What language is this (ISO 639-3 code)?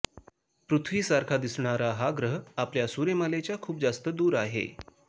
mar